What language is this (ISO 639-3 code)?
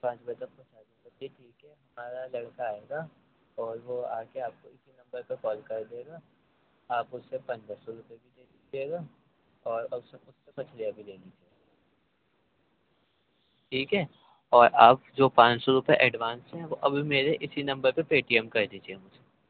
urd